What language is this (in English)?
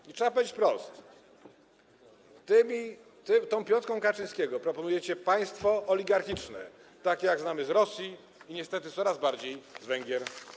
Polish